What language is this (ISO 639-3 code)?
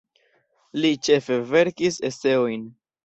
epo